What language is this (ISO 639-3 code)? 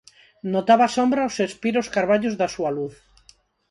glg